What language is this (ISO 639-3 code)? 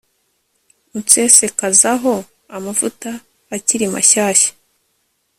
kin